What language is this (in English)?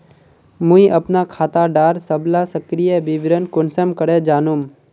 Magahi